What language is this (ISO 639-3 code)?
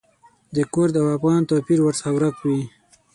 pus